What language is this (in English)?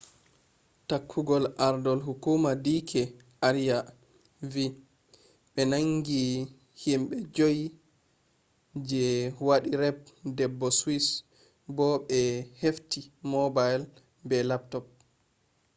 Fula